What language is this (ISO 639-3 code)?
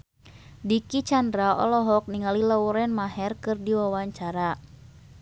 sun